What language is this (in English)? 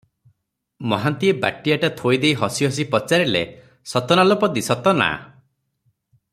Odia